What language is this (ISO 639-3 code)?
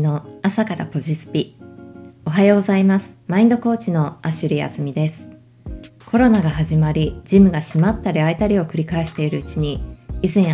jpn